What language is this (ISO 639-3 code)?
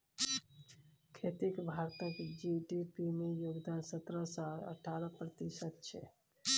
mai